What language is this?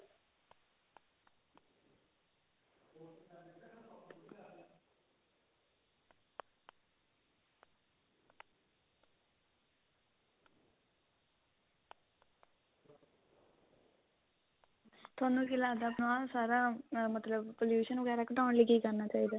Punjabi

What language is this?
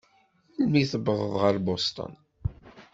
Kabyle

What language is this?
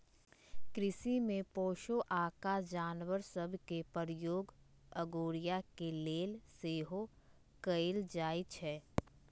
Magahi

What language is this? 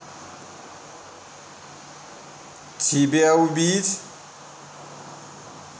Russian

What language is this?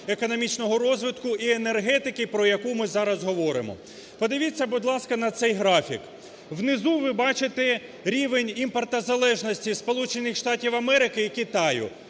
Ukrainian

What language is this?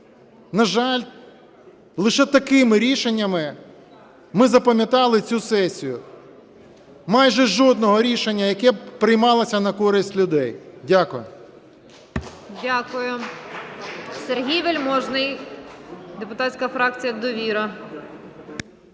Ukrainian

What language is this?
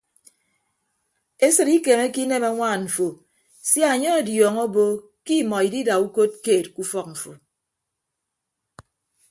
Ibibio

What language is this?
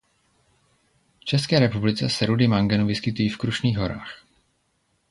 Czech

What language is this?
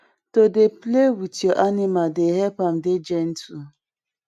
Nigerian Pidgin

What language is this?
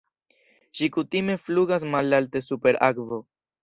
Esperanto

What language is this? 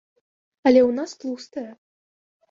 Belarusian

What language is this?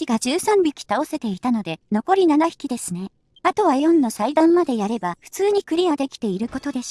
Japanese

